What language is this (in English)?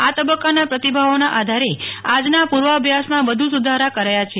Gujarati